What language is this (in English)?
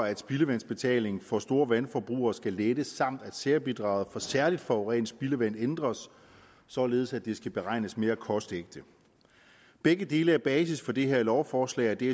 Danish